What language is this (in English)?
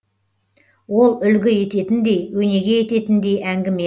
Kazakh